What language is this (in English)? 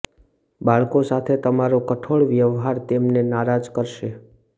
Gujarati